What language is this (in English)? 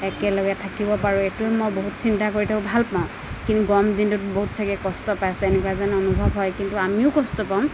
Assamese